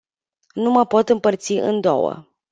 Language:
Romanian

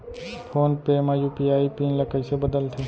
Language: Chhattisgarhi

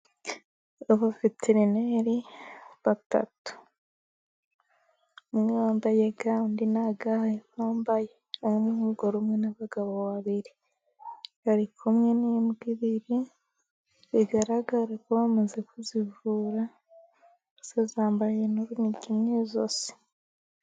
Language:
Kinyarwanda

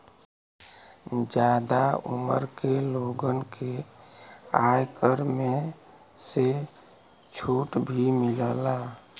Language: Bhojpuri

